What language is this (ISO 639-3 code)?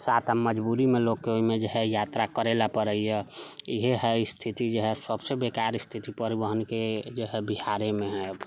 mai